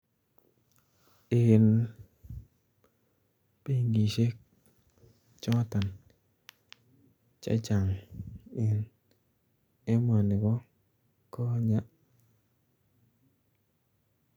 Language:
Kalenjin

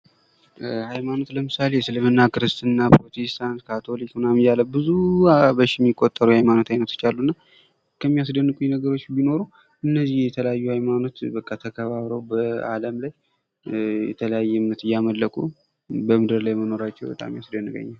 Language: Amharic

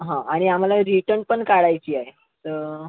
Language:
Marathi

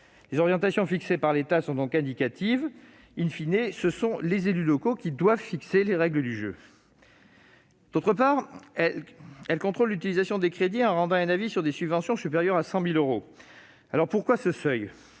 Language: French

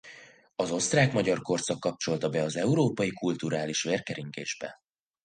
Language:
Hungarian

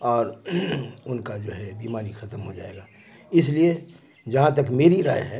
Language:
Urdu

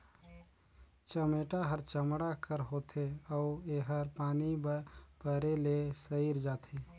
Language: Chhattisgarhi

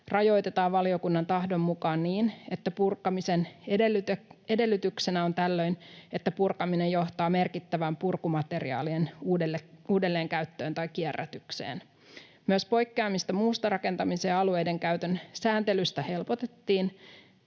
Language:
Finnish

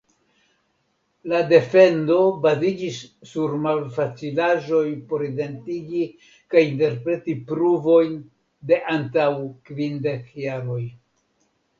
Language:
Esperanto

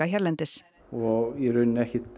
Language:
Icelandic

